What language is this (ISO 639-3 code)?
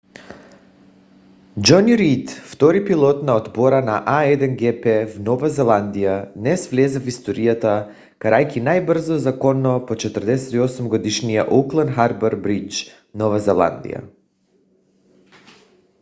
bul